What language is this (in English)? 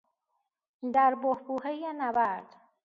Persian